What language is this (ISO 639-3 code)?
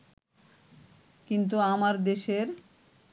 ben